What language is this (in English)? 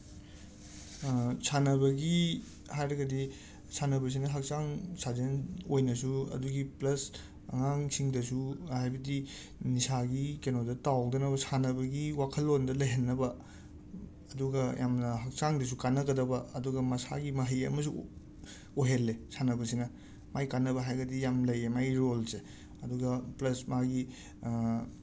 Manipuri